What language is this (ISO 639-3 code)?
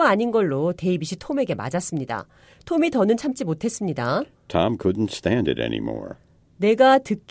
kor